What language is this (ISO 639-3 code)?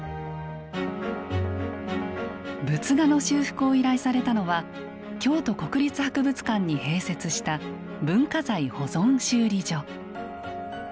jpn